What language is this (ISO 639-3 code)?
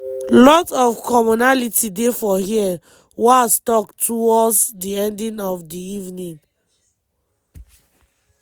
pcm